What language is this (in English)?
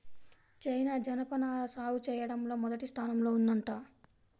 Telugu